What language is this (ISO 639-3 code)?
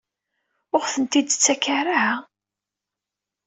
kab